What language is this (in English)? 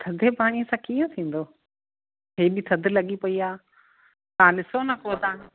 Sindhi